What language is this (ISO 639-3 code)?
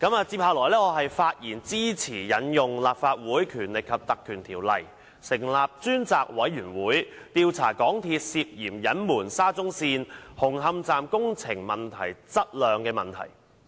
yue